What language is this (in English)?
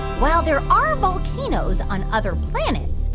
English